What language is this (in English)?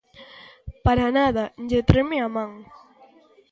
Galician